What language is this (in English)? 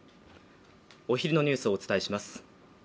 Japanese